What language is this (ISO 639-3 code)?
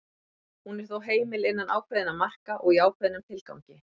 isl